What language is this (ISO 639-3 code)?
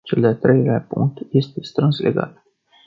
ron